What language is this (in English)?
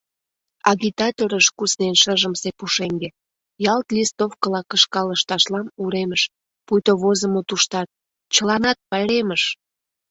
Mari